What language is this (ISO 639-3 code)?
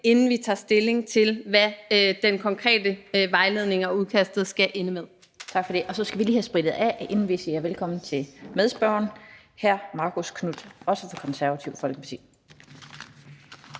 dan